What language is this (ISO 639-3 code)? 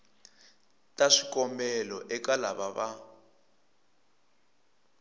tso